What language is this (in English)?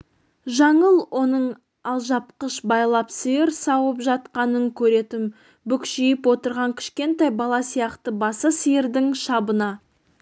Kazakh